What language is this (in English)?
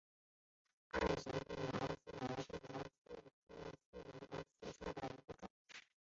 Chinese